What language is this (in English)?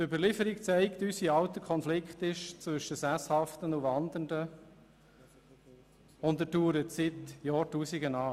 Swiss German